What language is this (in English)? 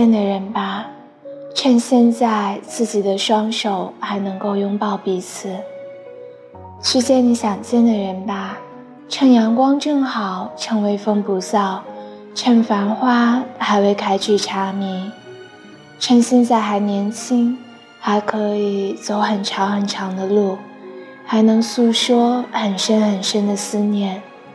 Chinese